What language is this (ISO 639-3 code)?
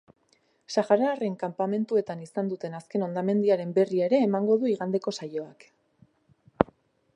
eus